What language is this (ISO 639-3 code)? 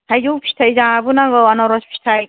brx